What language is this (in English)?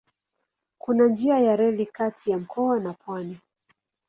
Swahili